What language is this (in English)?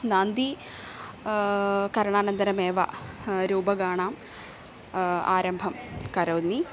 Sanskrit